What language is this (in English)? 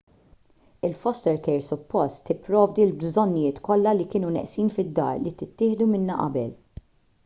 Maltese